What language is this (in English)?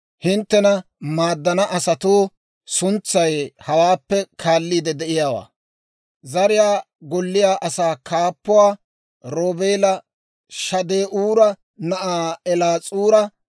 Dawro